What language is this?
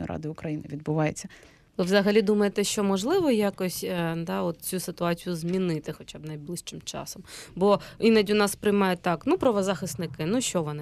Ukrainian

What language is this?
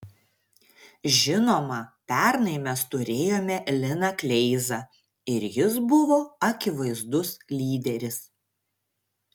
Lithuanian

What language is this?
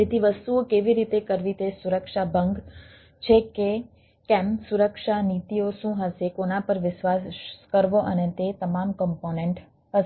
Gujarati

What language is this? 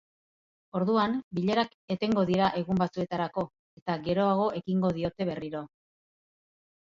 Basque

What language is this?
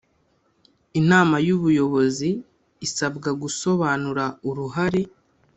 Kinyarwanda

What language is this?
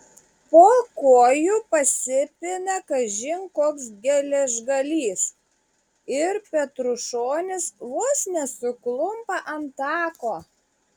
Lithuanian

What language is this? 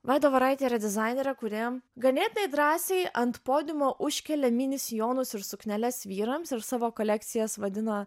Lithuanian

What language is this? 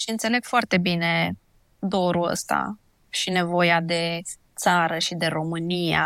Romanian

